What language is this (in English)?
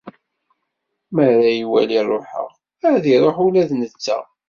Kabyle